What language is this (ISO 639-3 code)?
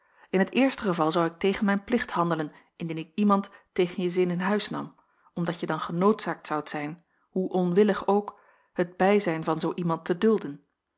nld